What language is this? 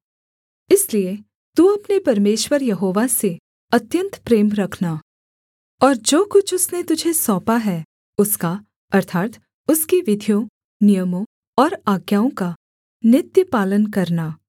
Hindi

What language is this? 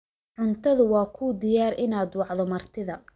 Somali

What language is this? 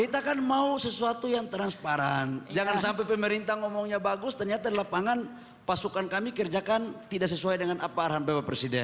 Indonesian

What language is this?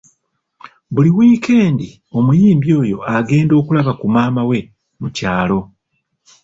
Ganda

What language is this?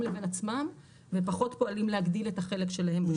Hebrew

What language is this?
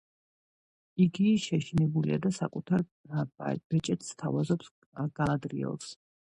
Georgian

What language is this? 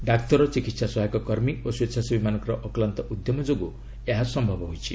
Odia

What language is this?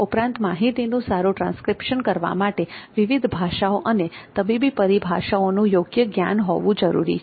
Gujarati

